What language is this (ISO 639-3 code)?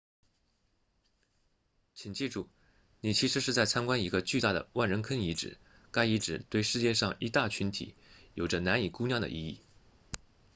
zho